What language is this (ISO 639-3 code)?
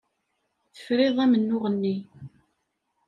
kab